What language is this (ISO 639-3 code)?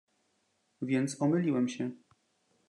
pol